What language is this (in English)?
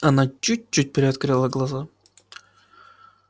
Russian